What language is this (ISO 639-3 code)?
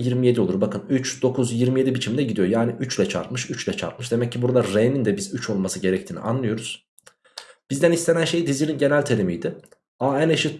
tur